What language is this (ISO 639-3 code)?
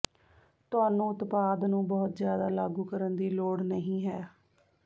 pan